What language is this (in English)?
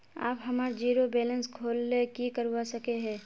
Magahi